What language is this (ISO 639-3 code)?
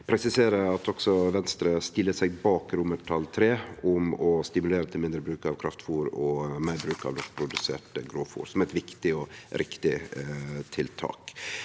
nor